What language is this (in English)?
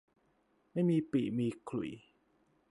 Thai